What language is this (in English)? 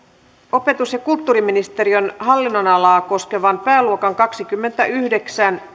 Finnish